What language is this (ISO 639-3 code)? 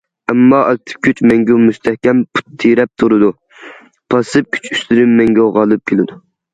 uig